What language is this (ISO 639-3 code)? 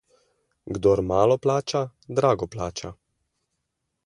slv